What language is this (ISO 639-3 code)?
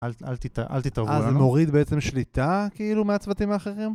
heb